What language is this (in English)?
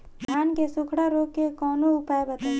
Bhojpuri